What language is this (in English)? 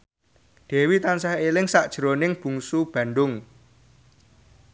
Javanese